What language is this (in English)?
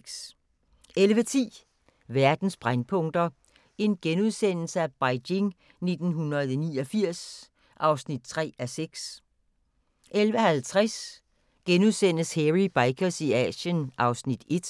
Danish